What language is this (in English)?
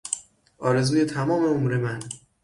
Persian